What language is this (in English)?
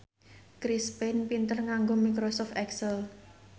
Javanese